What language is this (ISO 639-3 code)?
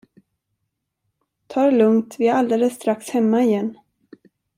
swe